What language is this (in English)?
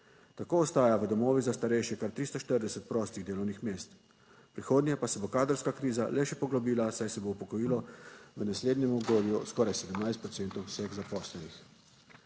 Slovenian